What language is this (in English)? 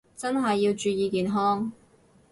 Cantonese